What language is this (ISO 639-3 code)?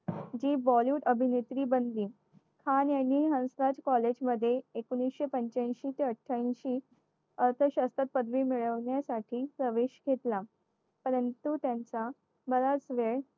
mar